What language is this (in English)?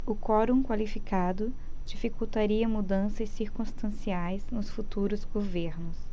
Portuguese